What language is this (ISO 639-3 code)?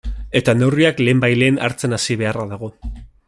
eus